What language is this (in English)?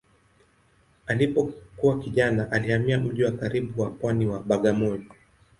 Swahili